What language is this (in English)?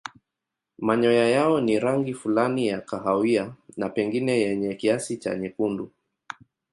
Swahili